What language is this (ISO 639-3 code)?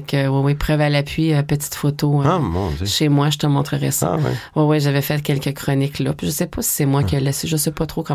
fra